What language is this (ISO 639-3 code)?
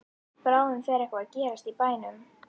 isl